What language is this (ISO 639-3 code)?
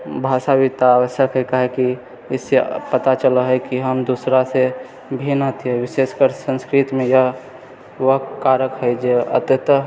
mai